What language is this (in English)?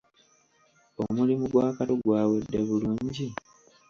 Ganda